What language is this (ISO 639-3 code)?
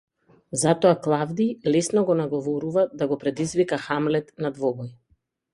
mkd